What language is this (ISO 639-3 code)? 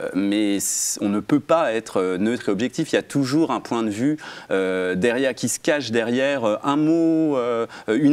fra